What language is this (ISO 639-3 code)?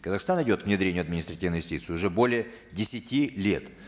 kaz